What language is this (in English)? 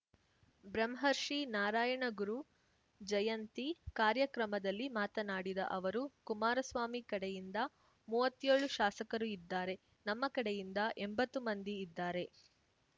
Kannada